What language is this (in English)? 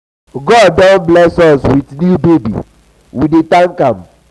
Nigerian Pidgin